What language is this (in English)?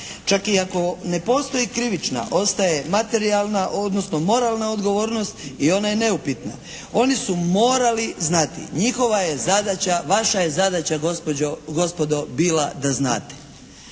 Croatian